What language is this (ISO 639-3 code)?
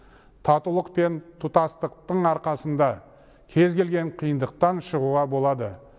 kaz